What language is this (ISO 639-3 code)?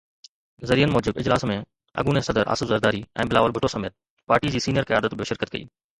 snd